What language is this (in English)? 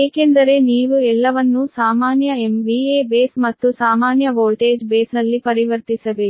Kannada